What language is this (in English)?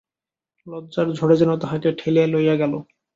Bangla